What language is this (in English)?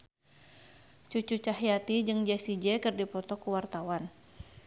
Sundanese